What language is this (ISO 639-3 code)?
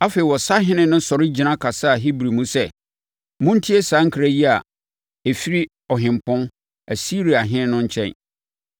aka